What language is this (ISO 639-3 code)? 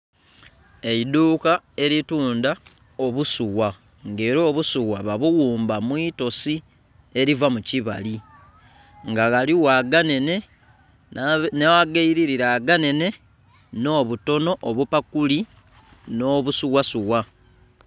xog